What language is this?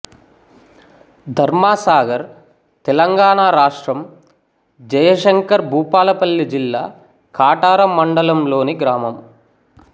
Telugu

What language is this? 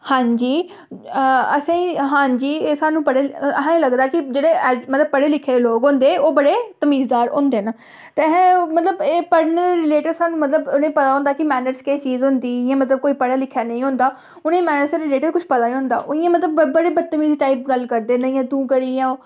Dogri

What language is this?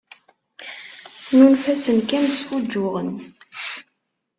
Kabyle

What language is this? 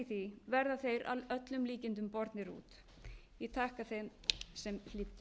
Icelandic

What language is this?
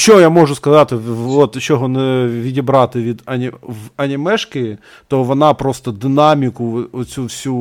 Ukrainian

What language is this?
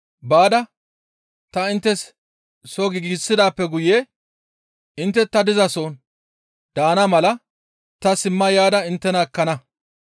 Gamo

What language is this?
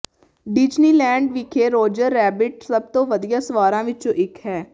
Punjabi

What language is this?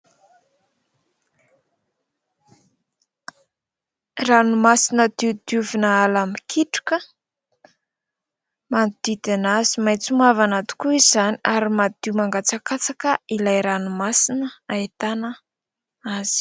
Malagasy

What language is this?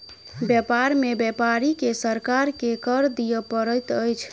Maithili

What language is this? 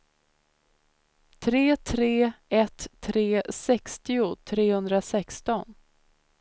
Swedish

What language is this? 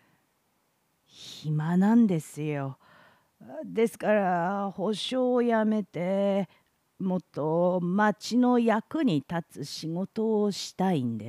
Japanese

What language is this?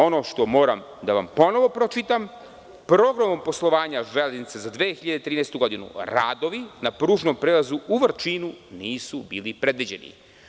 Serbian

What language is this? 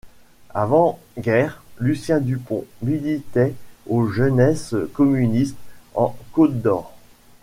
French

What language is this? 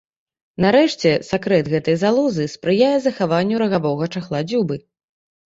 Belarusian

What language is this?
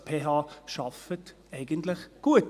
Swiss German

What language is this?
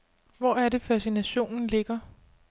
Danish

